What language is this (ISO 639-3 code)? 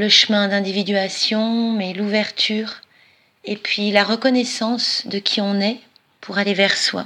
fra